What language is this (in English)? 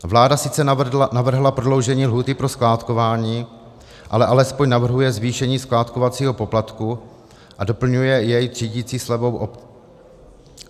Czech